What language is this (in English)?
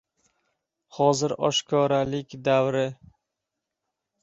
Uzbek